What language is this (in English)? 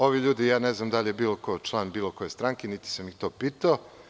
Serbian